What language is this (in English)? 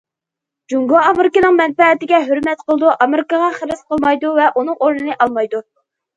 Uyghur